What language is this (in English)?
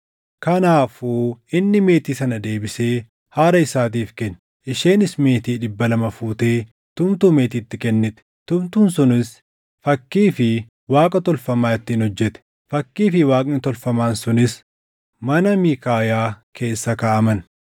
Oromo